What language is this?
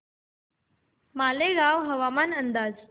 Marathi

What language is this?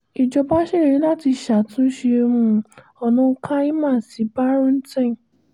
Yoruba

